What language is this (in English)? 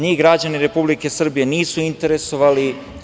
Serbian